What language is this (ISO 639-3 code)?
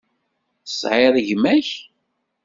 kab